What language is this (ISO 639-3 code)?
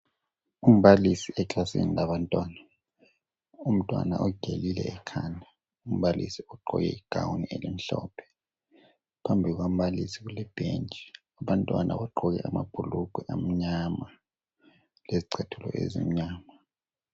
nde